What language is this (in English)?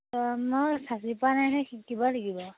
Assamese